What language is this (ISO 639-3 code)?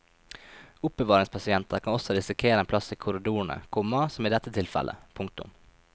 nor